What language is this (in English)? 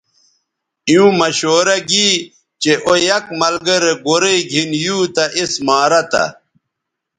Bateri